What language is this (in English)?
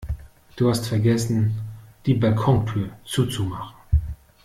German